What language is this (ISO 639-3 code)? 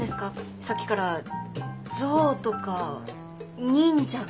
jpn